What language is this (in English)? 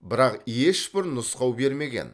Kazakh